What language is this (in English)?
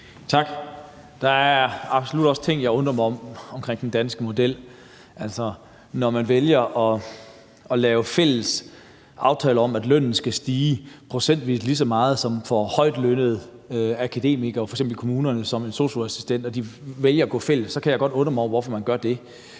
Danish